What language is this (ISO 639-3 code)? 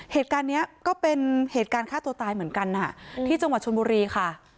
tha